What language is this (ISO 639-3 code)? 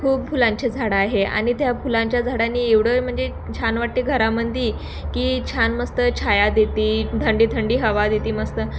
mar